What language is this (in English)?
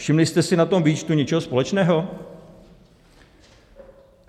Czech